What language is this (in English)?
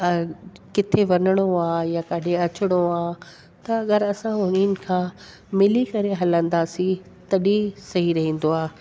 Sindhi